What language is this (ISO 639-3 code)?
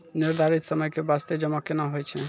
mai